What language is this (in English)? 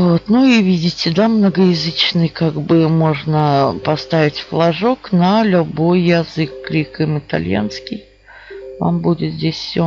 Russian